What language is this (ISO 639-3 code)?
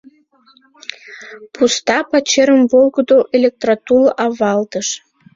chm